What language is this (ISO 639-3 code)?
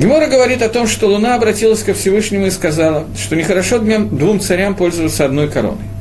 rus